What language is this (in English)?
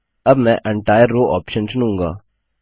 Hindi